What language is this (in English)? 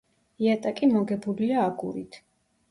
Georgian